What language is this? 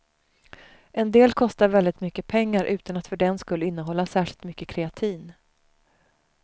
Swedish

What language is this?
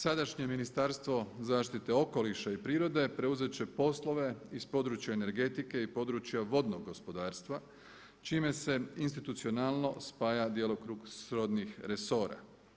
Croatian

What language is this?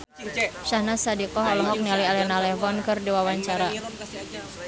Sundanese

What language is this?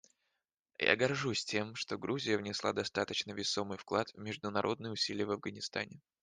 Russian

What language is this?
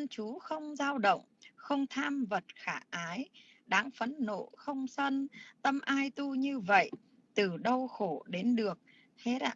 Vietnamese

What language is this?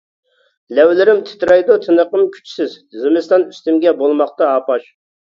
Uyghur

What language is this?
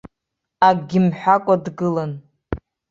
Abkhazian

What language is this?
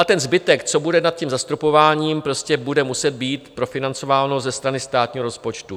Czech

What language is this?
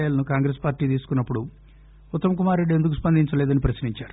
Telugu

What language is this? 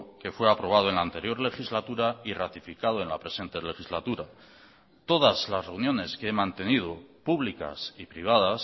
Spanish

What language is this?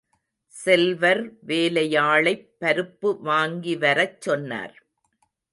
Tamil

